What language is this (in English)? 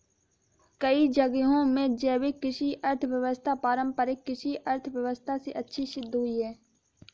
Hindi